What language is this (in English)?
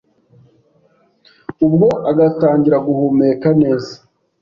Kinyarwanda